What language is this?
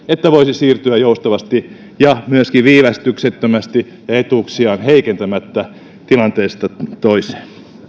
Finnish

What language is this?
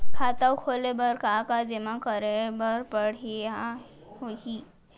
Chhattisgarhi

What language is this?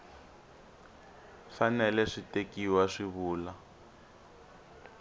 Tsonga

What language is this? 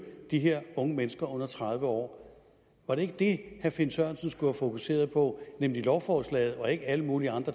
Danish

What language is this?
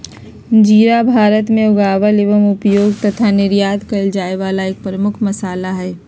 Magahi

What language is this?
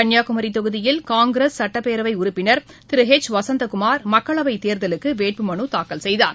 Tamil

